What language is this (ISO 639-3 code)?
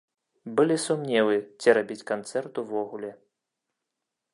bel